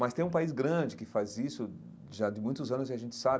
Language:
Portuguese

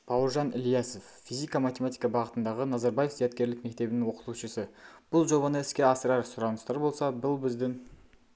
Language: Kazakh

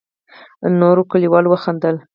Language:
Pashto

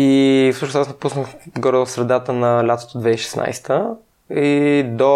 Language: Bulgarian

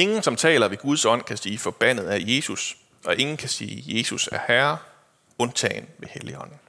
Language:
Danish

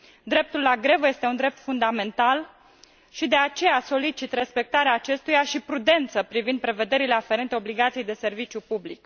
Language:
Romanian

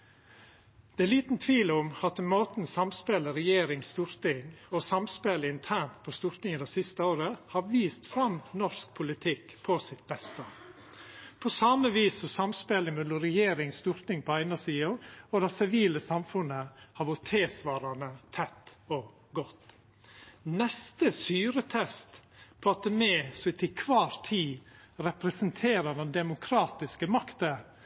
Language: Norwegian Nynorsk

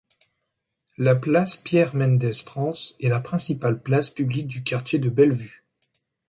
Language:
French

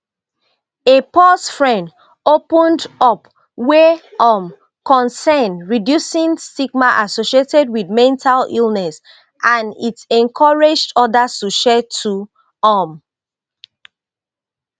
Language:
Nigerian Pidgin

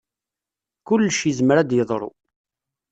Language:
Kabyle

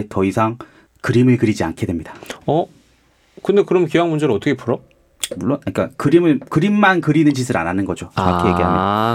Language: Korean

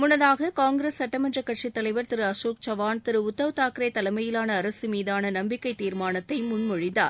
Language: Tamil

